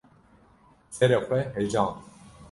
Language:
Kurdish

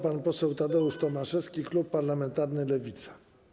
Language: Polish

